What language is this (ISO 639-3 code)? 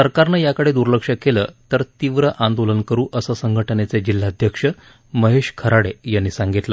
mar